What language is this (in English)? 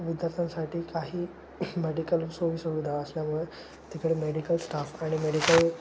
Marathi